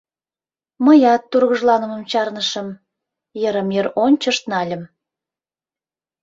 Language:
Mari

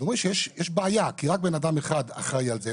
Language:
Hebrew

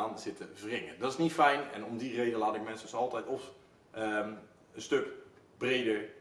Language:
Dutch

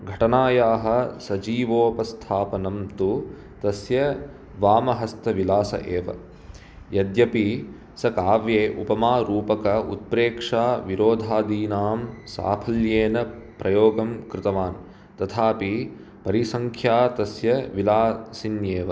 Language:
Sanskrit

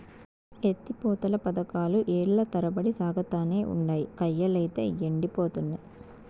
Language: Telugu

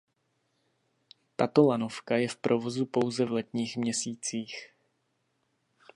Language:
Czech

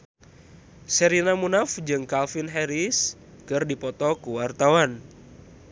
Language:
Sundanese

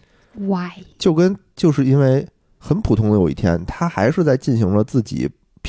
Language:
Chinese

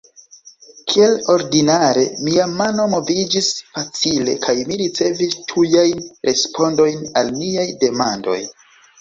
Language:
Esperanto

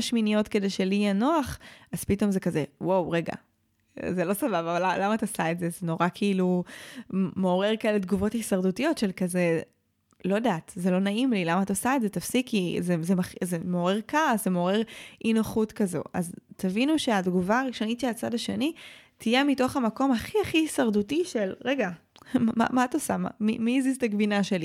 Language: Hebrew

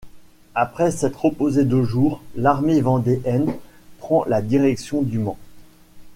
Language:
French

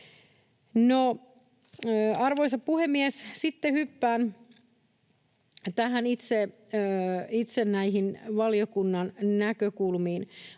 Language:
Finnish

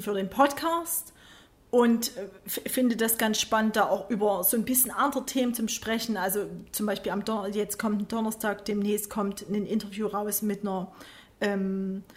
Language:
German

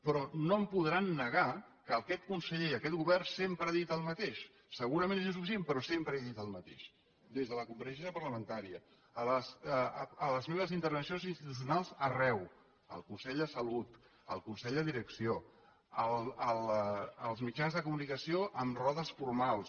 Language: Catalan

